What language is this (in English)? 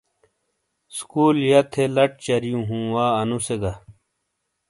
Shina